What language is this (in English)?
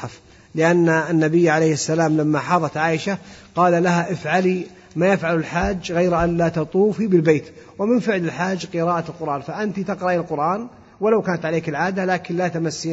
Arabic